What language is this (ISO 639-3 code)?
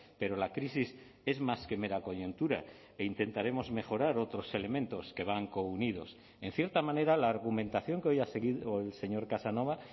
spa